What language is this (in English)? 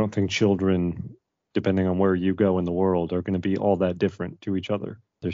English